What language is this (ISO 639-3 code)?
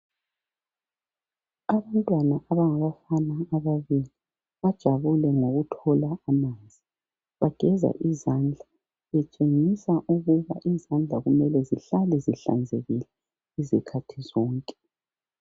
nde